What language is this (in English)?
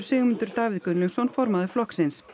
Icelandic